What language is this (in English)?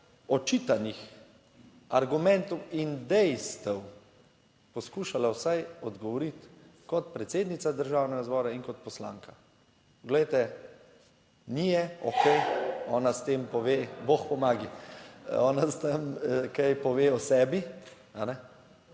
Slovenian